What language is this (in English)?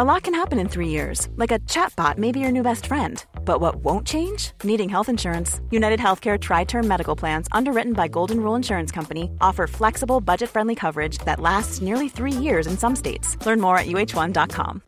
Swedish